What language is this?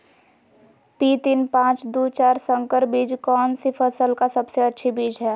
Magahi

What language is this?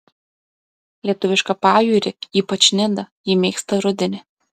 Lithuanian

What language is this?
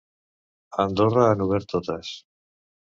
Catalan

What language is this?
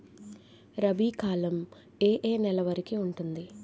Telugu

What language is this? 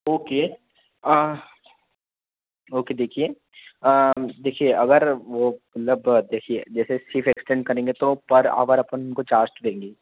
Hindi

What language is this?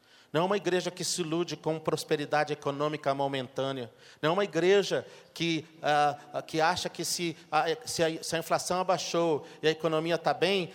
Portuguese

